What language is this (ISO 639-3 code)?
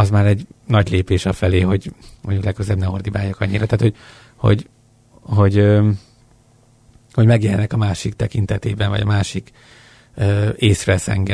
hun